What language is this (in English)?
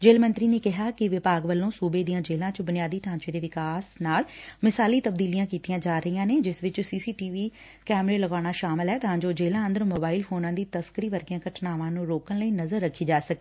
Punjabi